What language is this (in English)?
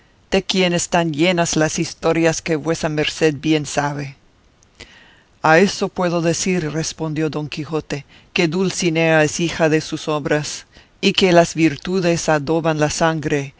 Spanish